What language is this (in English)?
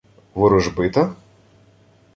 Ukrainian